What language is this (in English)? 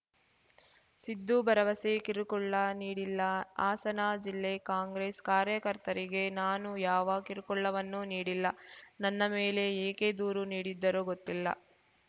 Kannada